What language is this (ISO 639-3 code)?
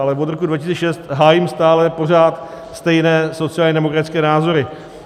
ces